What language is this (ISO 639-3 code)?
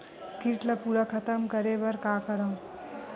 hne